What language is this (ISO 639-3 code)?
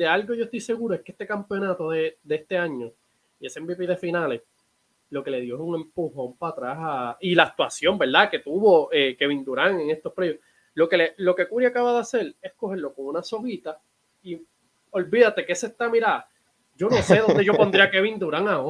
spa